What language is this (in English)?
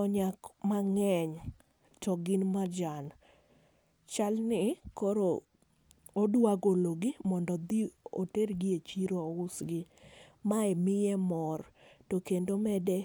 Luo (Kenya and Tanzania)